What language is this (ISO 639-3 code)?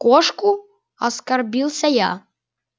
rus